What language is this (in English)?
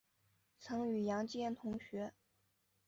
Chinese